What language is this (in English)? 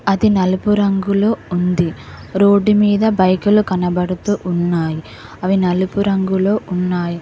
Telugu